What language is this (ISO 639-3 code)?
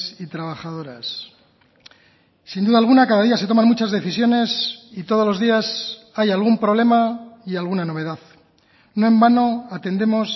spa